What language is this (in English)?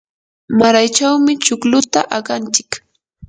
Yanahuanca Pasco Quechua